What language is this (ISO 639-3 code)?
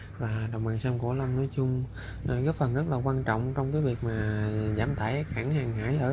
vie